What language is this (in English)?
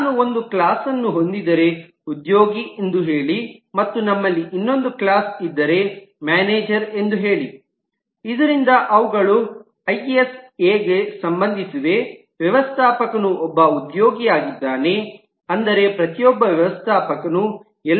Kannada